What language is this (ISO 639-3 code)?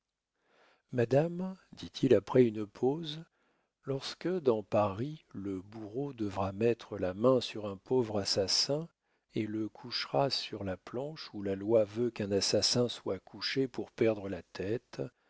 fra